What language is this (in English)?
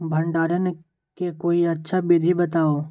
Magahi